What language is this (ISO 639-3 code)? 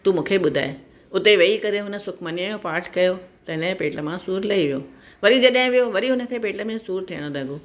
snd